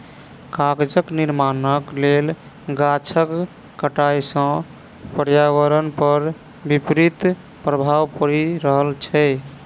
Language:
Maithili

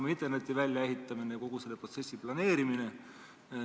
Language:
Estonian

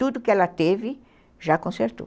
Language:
Portuguese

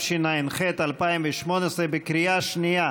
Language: Hebrew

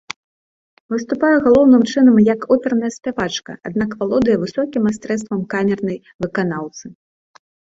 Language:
Belarusian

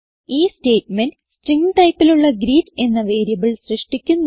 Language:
Malayalam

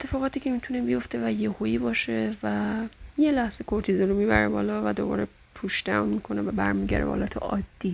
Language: Persian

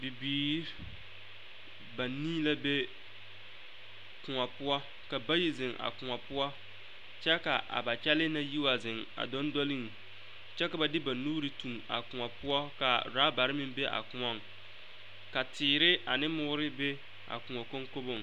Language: Southern Dagaare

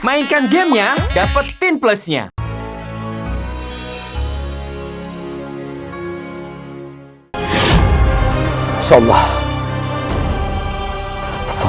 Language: Indonesian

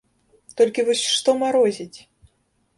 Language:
Belarusian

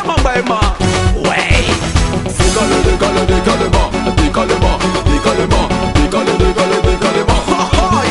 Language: Arabic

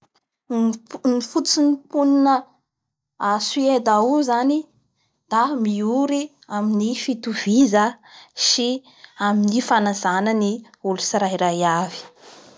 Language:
Bara Malagasy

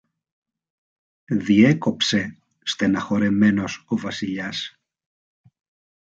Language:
Greek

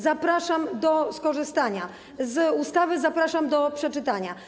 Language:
Polish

